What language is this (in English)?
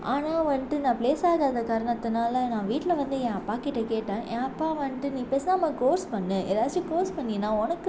Tamil